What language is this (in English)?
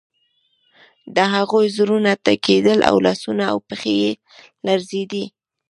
Pashto